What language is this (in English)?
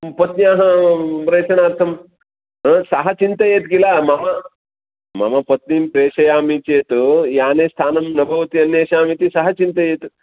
Sanskrit